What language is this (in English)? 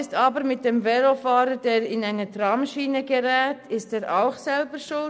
Swiss German